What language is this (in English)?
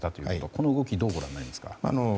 Japanese